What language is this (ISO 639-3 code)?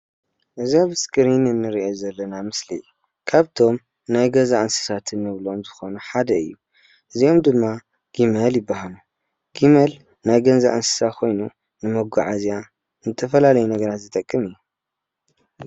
tir